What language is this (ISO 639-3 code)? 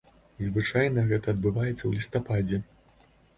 bel